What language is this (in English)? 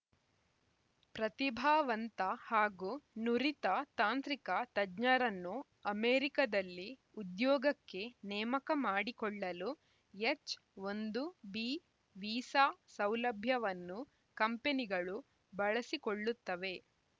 Kannada